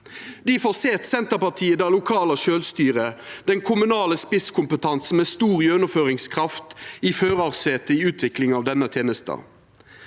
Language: Norwegian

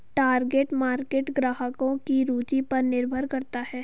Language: Hindi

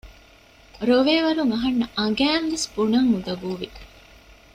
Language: Divehi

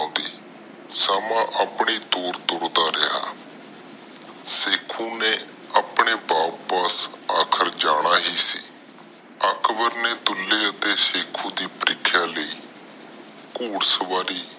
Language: Punjabi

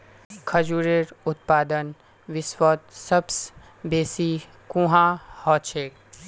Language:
Magahi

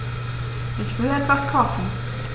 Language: German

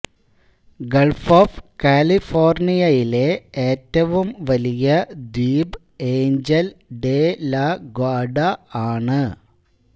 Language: Malayalam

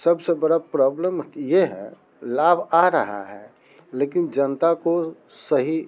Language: Hindi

